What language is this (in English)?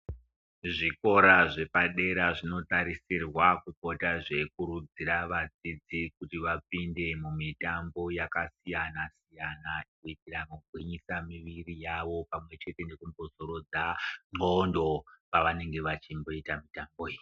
Ndau